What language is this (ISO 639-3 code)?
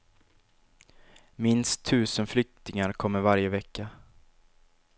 swe